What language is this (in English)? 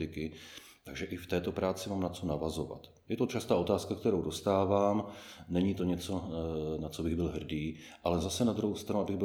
Czech